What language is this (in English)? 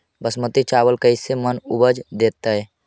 Magahi